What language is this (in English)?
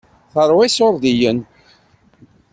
Kabyle